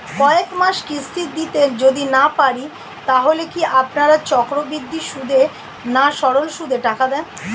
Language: Bangla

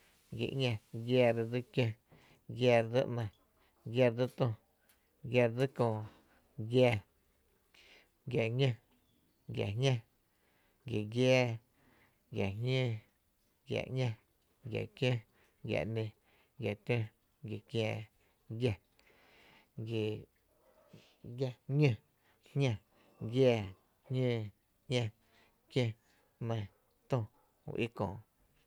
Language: Tepinapa Chinantec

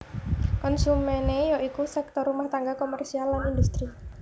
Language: Javanese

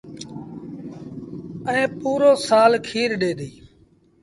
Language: Sindhi Bhil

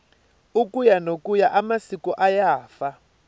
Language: Tsonga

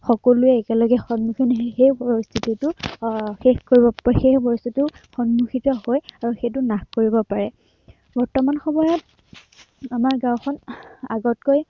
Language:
Assamese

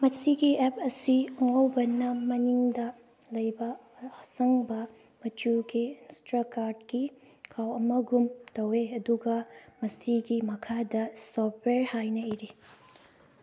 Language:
Manipuri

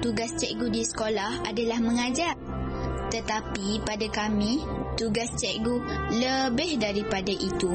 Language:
Malay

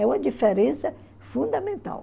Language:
Portuguese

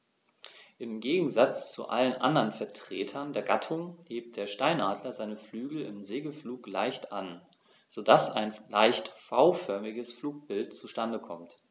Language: German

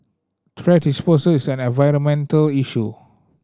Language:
English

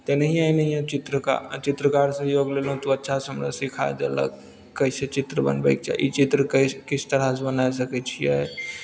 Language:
Maithili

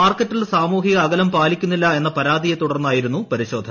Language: Malayalam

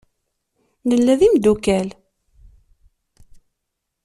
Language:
Kabyle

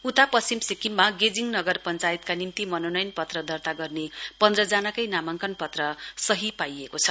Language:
Nepali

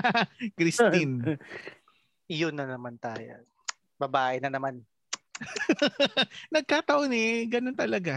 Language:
Filipino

